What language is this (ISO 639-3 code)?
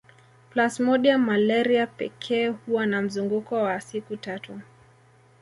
swa